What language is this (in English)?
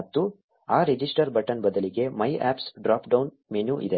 Kannada